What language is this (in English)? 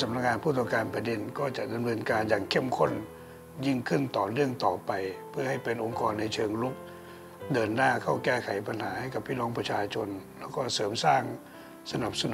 Thai